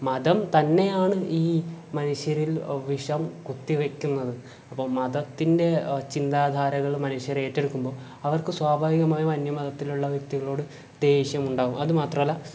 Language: Malayalam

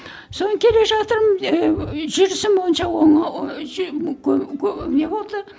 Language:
Kazakh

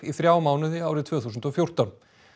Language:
Icelandic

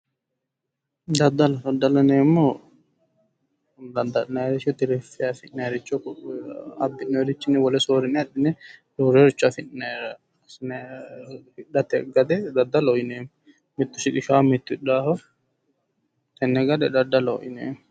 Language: Sidamo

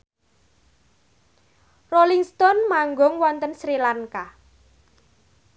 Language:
Javanese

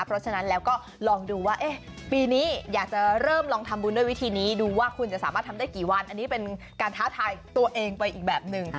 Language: Thai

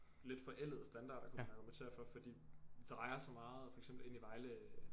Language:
Danish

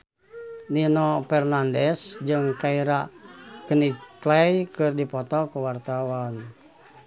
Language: Sundanese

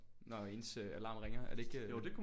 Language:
Danish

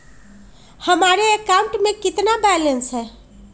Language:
Magahi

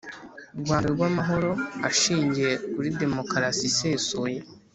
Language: Kinyarwanda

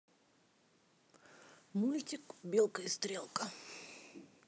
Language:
Russian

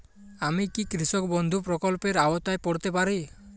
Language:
Bangla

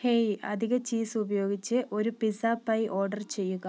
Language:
Malayalam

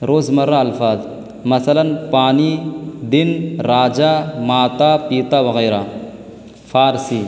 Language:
Urdu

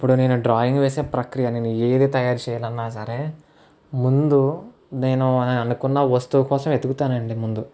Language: Telugu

